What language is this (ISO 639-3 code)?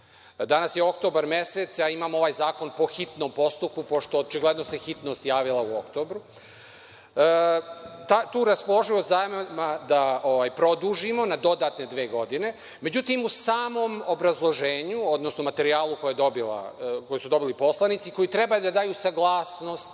srp